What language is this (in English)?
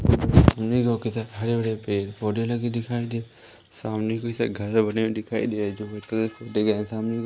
Hindi